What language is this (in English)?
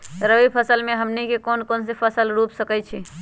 Magahi